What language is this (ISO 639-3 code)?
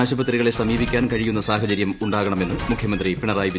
mal